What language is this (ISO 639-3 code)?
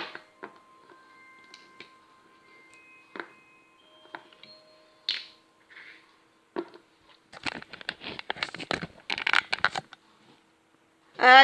pol